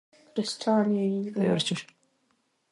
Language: Pashto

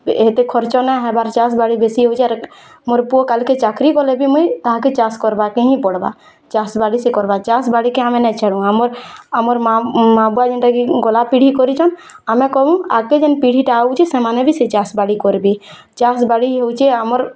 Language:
Odia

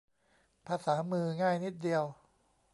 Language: Thai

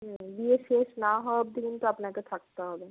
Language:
Bangla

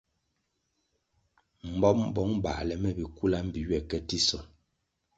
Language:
Kwasio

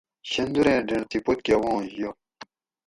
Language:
Gawri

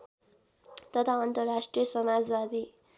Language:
Nepali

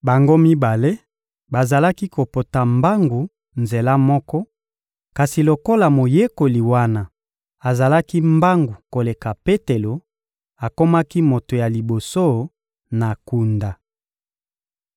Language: Lingala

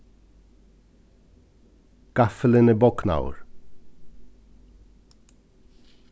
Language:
Faroese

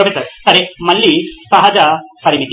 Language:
Telugu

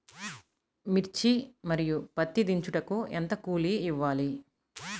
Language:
Telugu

